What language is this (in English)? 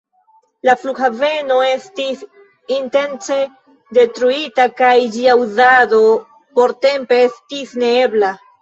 Esperanto